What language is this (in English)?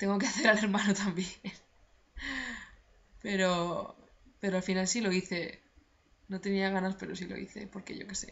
Spanish